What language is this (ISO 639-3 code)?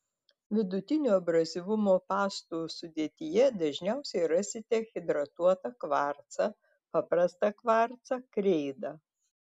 lit